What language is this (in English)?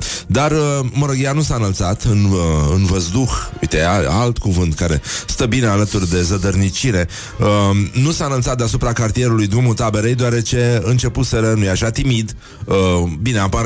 Romanian